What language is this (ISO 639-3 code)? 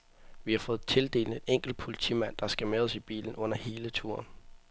dan